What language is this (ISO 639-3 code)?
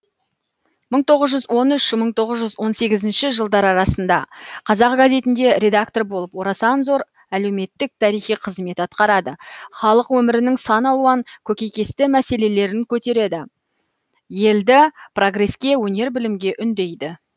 kaz